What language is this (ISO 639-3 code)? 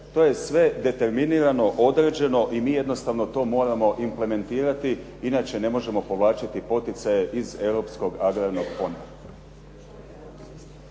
hrv